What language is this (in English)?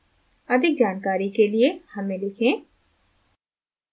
Hindi